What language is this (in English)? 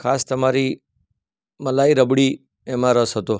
Gujarati